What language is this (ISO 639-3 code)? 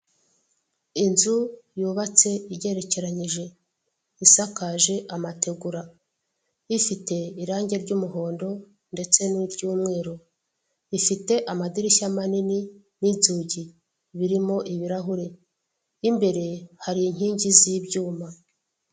kin